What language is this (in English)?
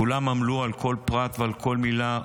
Hebrew